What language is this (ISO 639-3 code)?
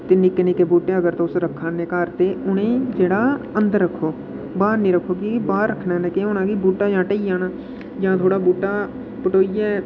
doi